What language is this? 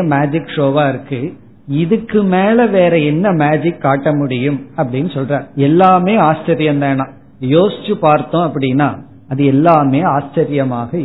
Tamil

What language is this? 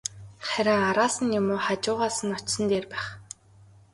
Mongolian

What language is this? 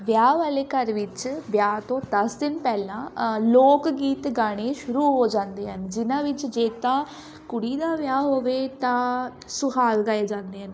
Punjabi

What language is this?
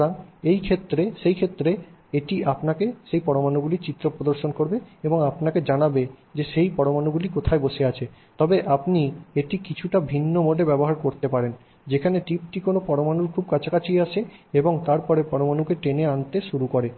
Bangla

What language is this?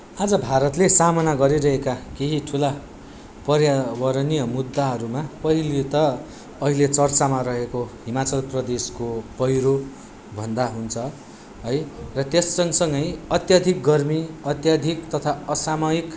Nepali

